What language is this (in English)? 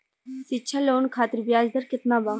Bhojpuri